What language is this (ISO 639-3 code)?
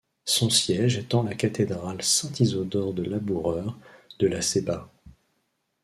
fra